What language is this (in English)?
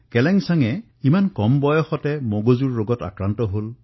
Assamese